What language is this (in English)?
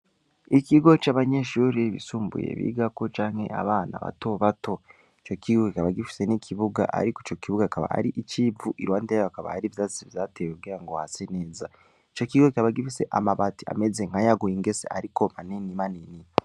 Rundi